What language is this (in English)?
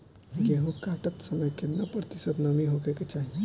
Bhojpuri